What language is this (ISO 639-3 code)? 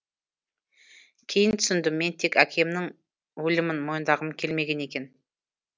kaz